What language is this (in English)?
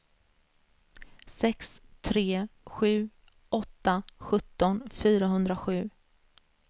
Swedish